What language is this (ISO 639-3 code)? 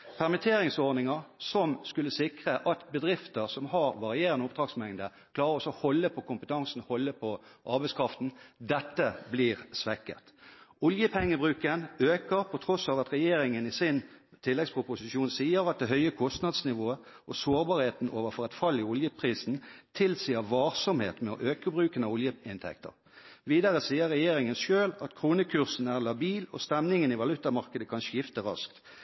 nob